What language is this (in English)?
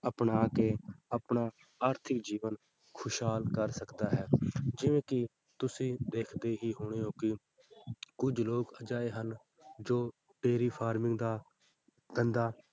Punjabi